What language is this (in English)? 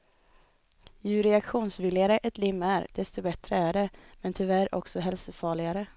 Swedish